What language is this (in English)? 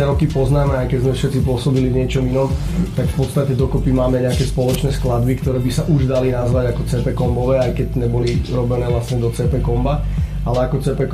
Slovak